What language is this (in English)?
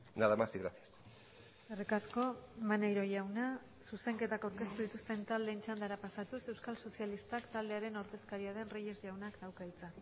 Basque